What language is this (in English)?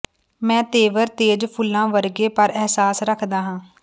Punjabi